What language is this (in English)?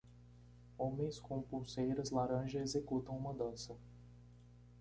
Portuguese